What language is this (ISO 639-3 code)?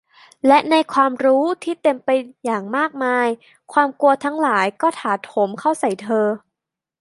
tha